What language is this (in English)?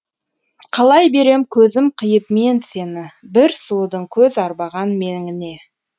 Kazakh